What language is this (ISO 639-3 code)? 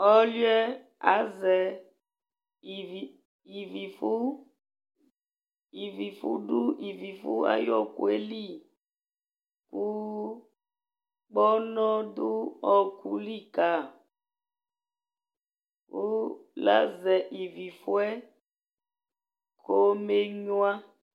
kpo